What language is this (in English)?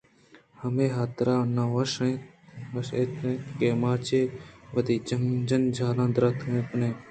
Eastern Balochi